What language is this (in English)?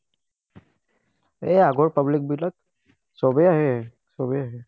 Assamese